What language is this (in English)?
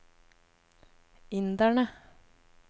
Norwegian